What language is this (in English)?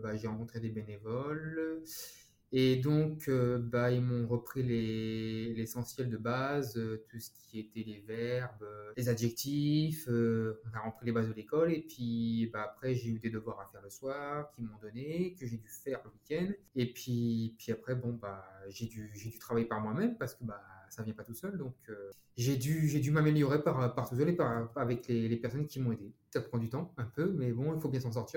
French